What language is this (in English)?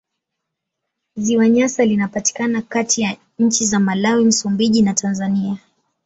Swahili